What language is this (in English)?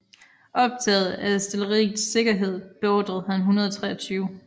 Danish